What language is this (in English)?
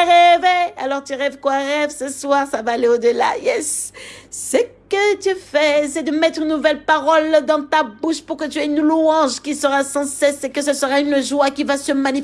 French